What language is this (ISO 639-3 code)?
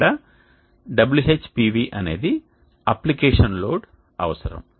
tel